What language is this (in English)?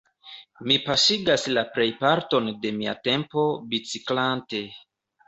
Esperanto